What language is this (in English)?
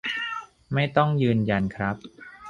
Thai